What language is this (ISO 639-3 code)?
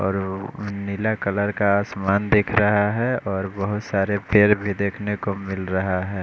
hin